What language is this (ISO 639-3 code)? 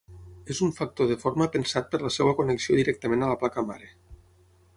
cat